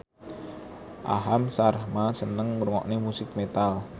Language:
Javanese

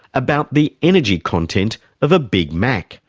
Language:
English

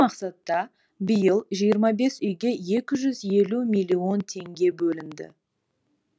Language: Kazakh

